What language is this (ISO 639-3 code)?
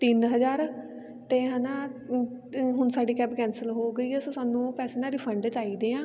pan